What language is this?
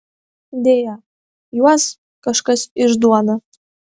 Lithuanian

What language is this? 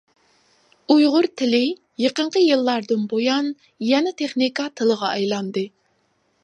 Uyghur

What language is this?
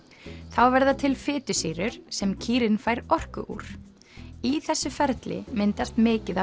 Icelandic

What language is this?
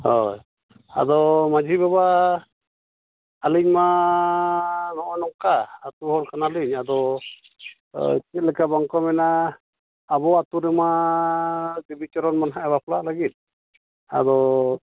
Santali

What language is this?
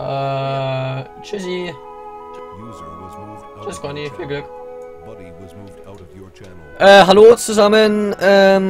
German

